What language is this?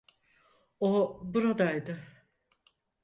Turkish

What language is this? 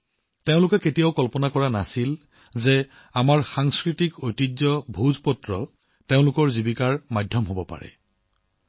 Assamese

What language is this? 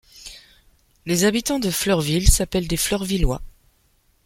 French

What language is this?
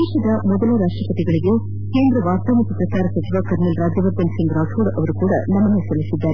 Kannada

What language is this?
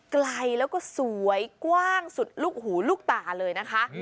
Thai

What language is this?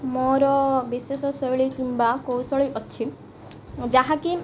Odia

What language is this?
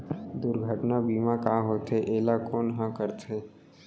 Chhattisgarhi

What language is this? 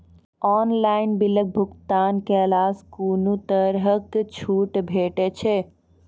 Maithili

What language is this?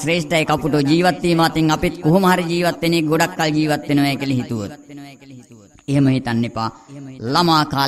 Romanian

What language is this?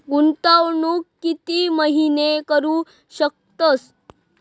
Marathi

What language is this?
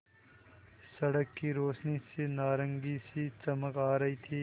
Hindi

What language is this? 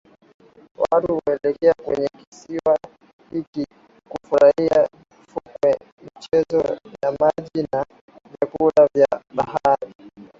Swahili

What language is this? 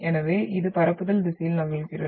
Tamil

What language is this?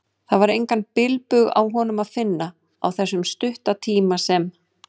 Icelandic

